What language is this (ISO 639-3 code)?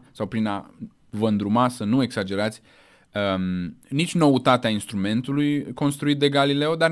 ron